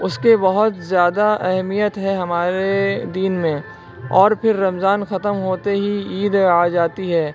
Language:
Urdu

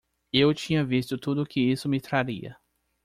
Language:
Portuguese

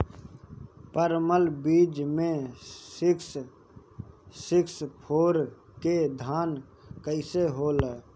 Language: Bhojpuri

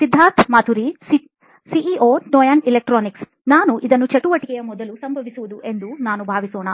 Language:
Kannada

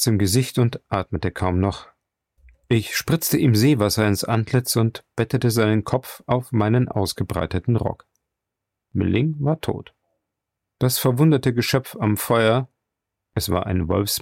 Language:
German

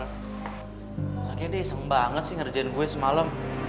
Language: Indonesian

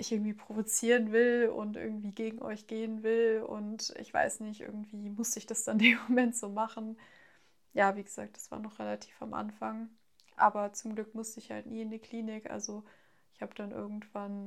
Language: German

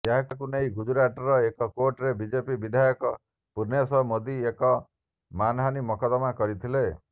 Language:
Odia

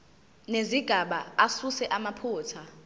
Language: Zulu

